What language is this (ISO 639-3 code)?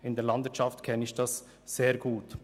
gsw